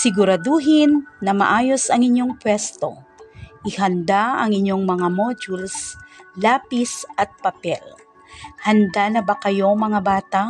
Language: Filipino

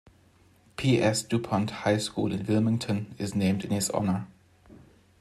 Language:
English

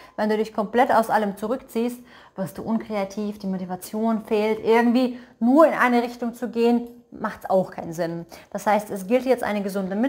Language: German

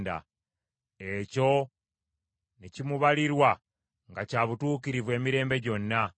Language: Ganda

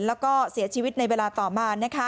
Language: Thai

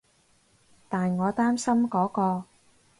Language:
Cantonese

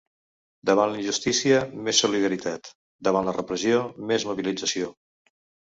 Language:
Catalan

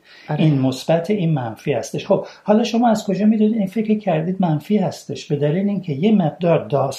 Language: Persian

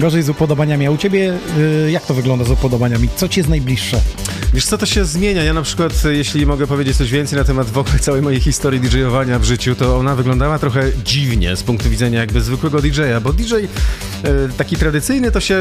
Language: Polish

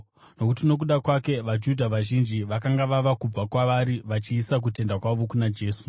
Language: Shona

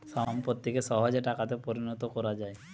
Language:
Bangla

